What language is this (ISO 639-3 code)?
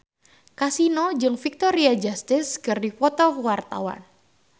sun